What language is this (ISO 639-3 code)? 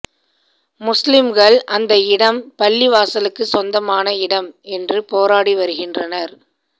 tam